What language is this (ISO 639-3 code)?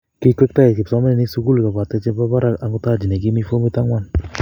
kln